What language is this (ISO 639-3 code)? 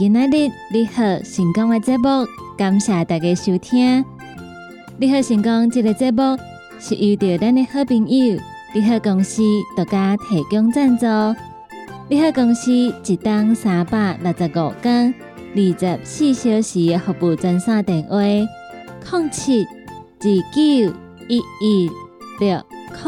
zho